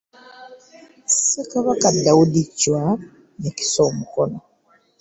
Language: Ganda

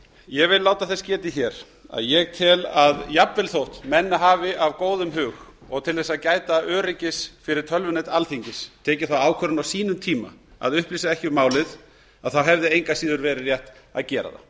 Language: Icelandic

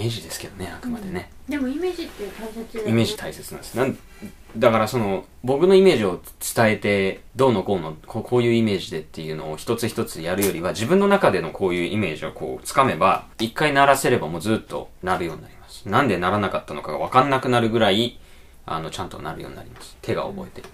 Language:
Japanese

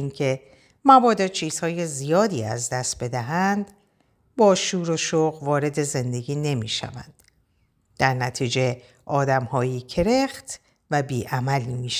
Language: Persian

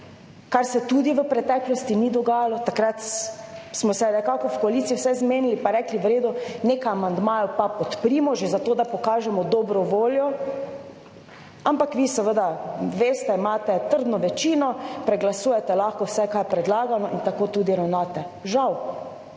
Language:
Slovenian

